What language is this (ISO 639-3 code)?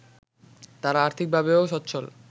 ben